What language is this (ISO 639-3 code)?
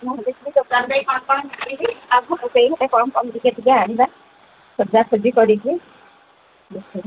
ori